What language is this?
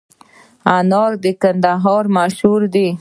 Pashto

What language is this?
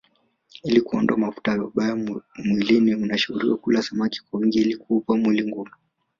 Swahili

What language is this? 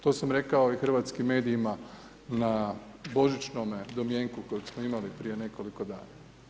Croatian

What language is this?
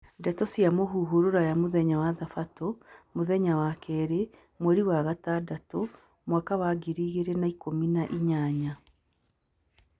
Kikuyu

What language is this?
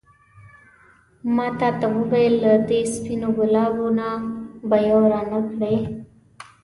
Pashto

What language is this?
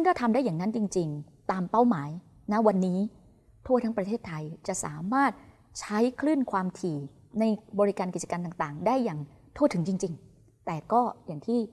Thai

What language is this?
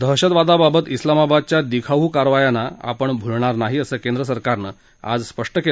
Marathi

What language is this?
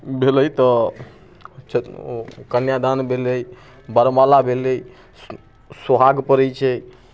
Maithili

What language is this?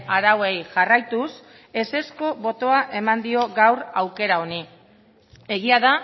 Basque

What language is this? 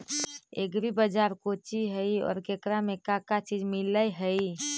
Magahi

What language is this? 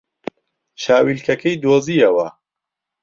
Central Kurdish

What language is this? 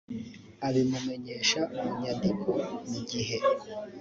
Kinyarwanda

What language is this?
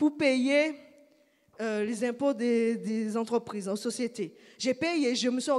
French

